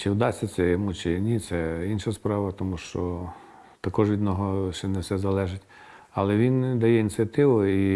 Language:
Ukrainian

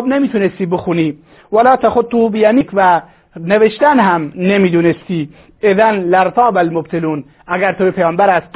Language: Persian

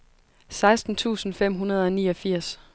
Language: Danish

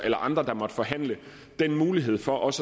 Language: Danish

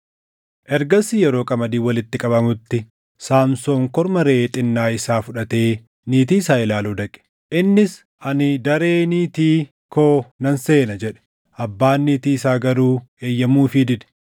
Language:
Oromo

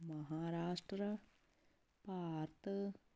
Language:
Punjabi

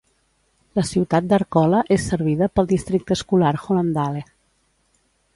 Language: Catalan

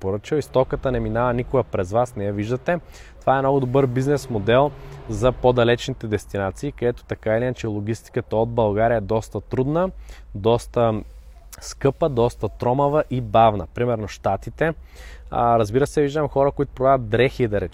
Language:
Bulgarian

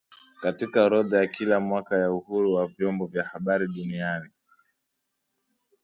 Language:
Swahili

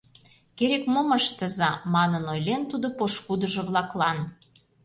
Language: Mari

